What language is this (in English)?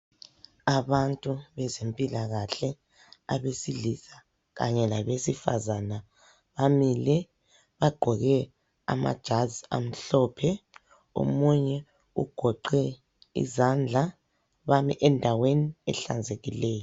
North Ndebele